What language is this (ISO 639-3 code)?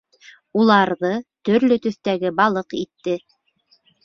bak